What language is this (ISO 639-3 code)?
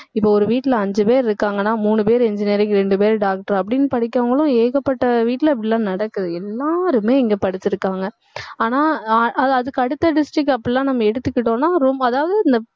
tam